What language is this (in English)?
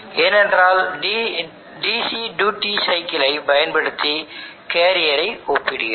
Tamil